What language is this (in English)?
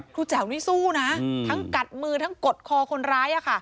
Thai